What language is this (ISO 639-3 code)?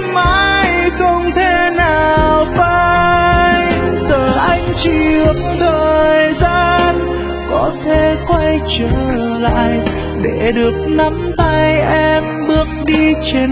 vie